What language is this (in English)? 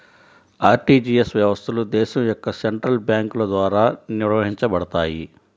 Telugu